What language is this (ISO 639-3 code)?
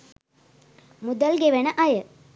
sin